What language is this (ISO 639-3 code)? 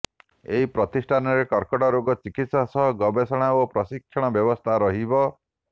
ori